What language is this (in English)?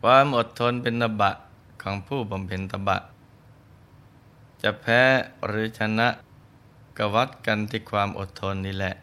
Thai